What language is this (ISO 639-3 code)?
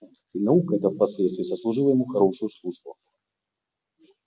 rus